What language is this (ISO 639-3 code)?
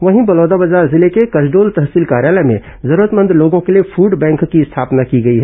hin